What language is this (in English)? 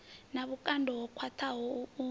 Venda